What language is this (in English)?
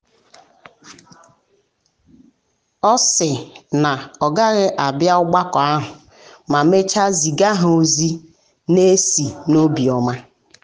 Igbo